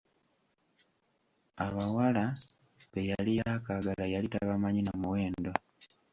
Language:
Ganda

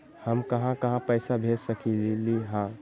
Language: Magahi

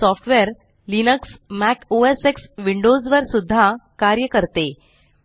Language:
Marathi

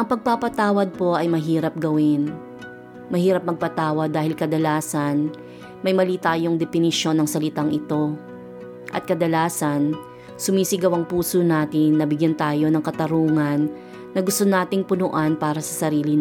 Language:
Filipino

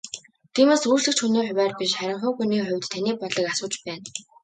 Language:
Mongolian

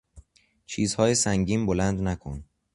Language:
Persian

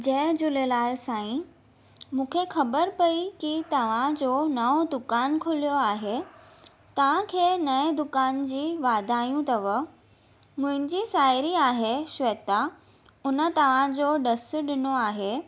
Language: Sindhi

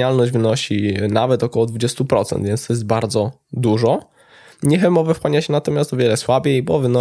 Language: Polish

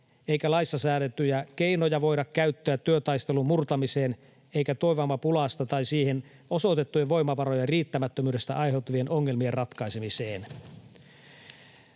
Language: Finnish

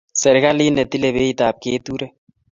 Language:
Kalenjin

